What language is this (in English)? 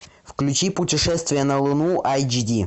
Russian